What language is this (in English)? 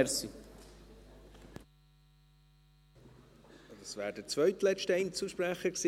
Swiss German